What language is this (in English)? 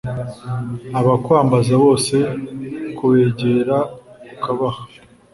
Kinyarwanda